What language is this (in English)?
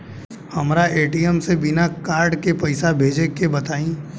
Bhojpuri